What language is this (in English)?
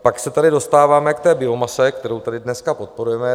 Czech